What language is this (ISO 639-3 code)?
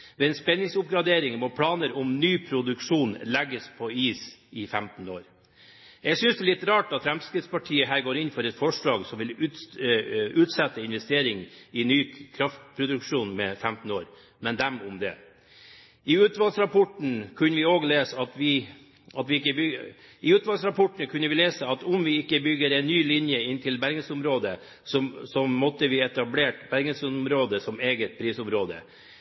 nob